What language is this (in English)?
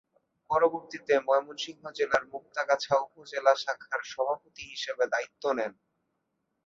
Bangla